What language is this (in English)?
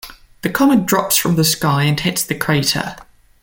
English